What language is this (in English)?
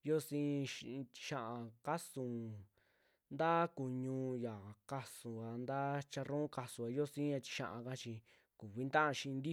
Western Juxtlahuaca Mixtec